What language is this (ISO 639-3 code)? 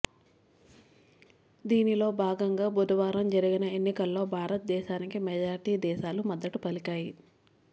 tel